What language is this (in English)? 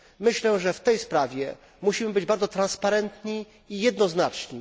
Polish